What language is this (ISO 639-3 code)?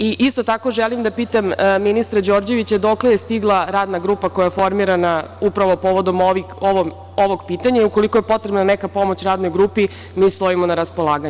srp